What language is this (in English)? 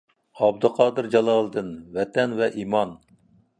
Uyghur